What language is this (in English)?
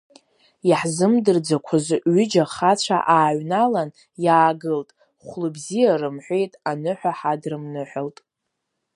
Abkhazian